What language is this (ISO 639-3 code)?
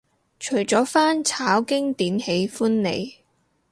yue